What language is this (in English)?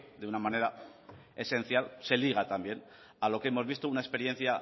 Spanish